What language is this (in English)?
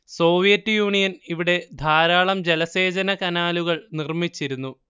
Malayalam